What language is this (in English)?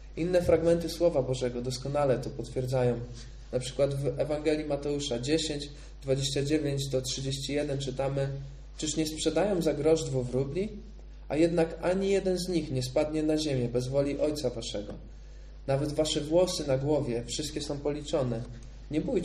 Polish